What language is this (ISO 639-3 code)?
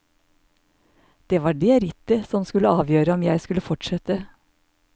nor